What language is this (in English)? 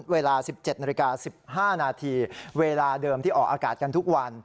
Thai